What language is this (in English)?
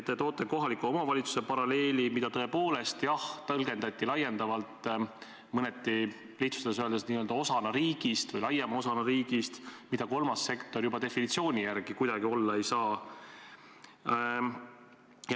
Estonian